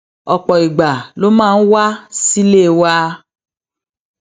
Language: Yoruba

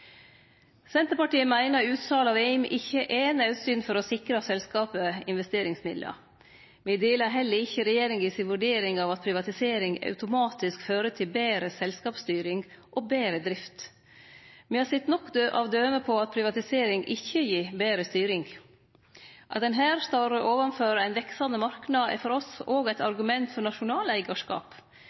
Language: Norwegian Nynorsk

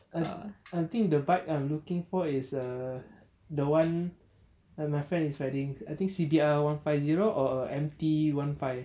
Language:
English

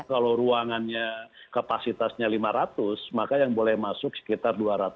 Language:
Indonesian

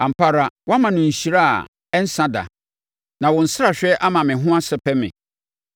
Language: Akan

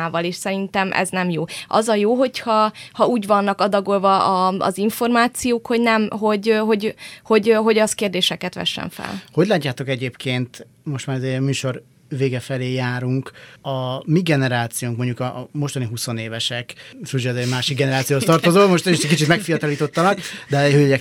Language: Hungarian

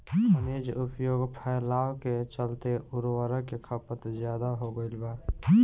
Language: Bhojpuri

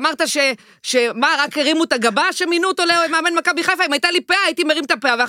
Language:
Hebrew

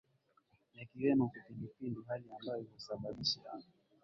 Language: Swahili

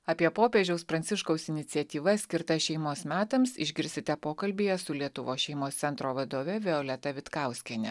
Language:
Lithuanian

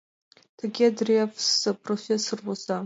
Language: Mari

